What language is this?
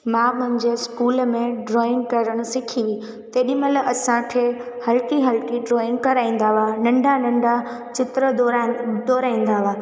Sindhi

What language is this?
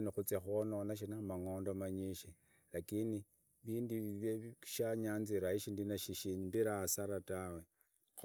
Idakho-Isukha-Tiriki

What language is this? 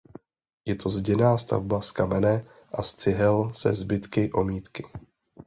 Czech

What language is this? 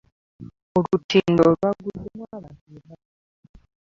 Ganda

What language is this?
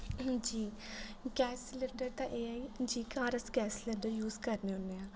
Dogri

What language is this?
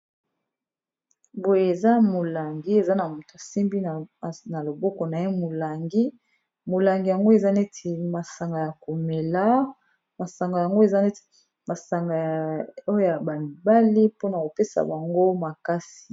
Lingala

